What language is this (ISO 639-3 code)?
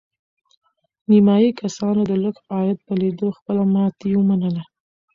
pus